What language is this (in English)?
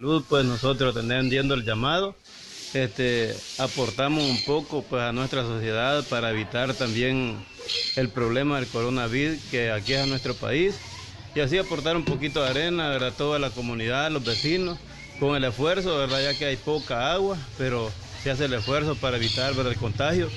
Spanish